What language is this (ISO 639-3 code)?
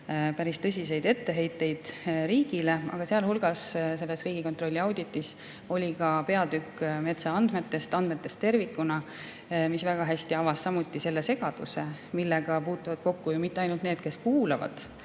est